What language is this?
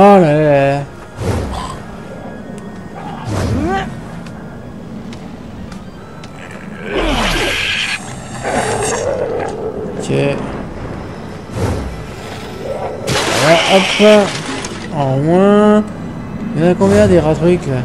French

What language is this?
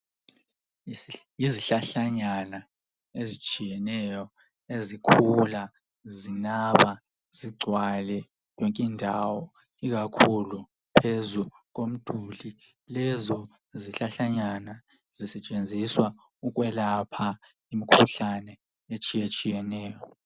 North Ndebele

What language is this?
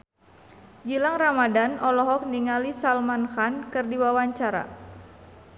Sundanese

